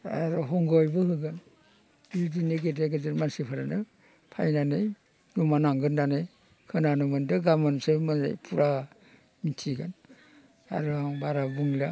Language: Bodo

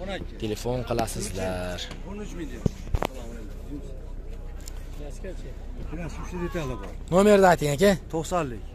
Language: Turkish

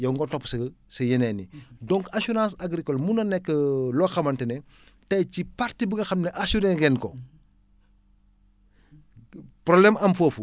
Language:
Wolof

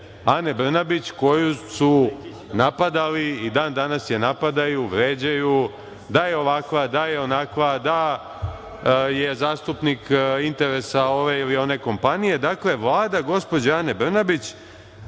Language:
Serbian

